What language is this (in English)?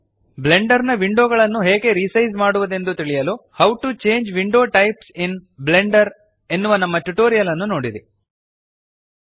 Kannada